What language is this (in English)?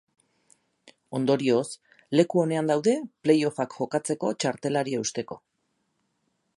Basque